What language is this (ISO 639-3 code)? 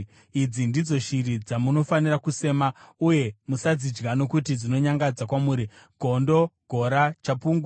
sna